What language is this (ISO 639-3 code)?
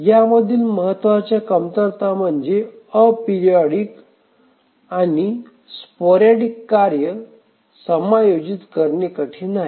mar